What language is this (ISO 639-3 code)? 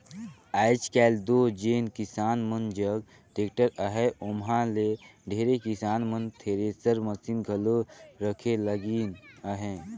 hne